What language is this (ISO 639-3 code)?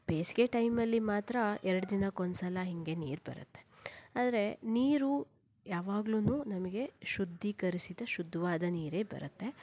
kan